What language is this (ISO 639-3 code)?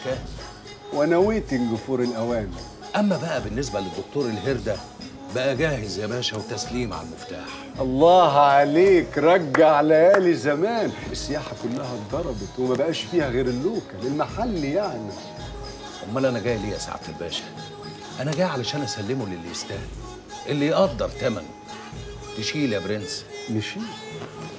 ara